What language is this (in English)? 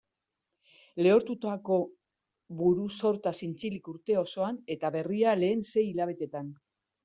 Basque